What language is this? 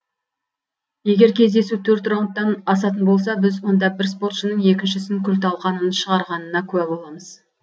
Kazakh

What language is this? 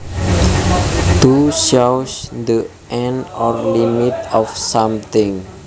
Javanese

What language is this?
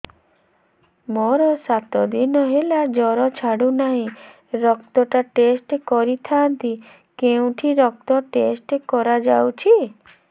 Odia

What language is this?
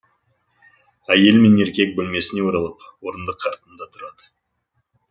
Kazakh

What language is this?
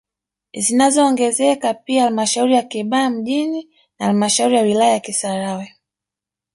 Swahili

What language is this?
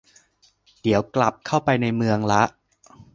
Thai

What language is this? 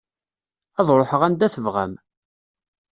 Kabyle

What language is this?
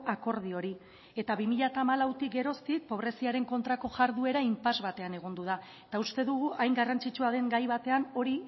Basque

